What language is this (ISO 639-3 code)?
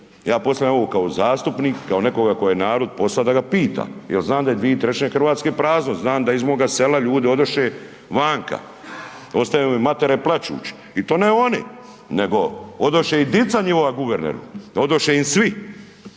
hrv